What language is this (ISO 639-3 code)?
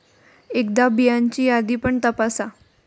mar